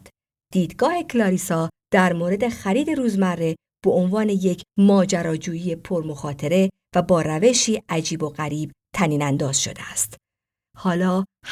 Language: Persian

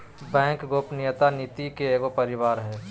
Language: Magahi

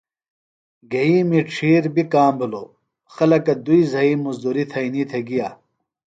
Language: Phalura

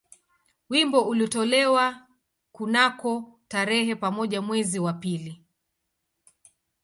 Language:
Swahili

